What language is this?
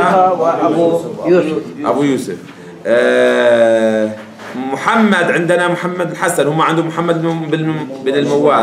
Arabic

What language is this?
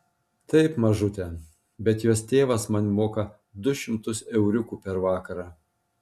Lithuanian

